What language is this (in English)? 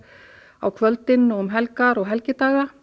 Icelandic